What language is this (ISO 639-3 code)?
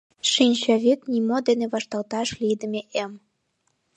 chm